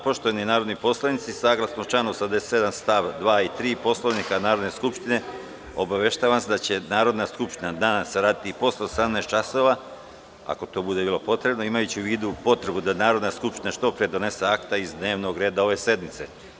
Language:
Serbian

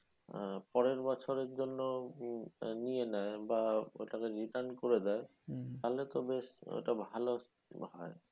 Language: Bangla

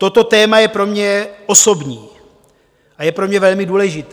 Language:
Czech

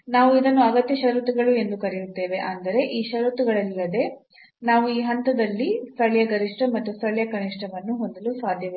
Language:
Kannada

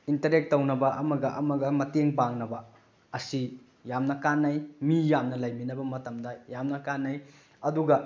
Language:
Manipuri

